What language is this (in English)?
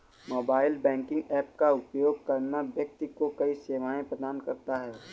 Hindi